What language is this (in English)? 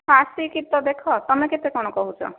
Odia